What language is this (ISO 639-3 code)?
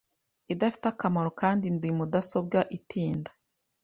kin